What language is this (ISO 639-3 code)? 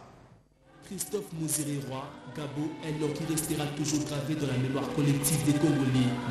fra